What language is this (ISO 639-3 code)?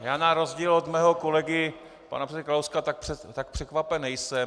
ces